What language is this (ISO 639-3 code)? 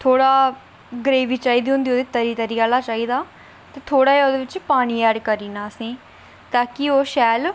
doi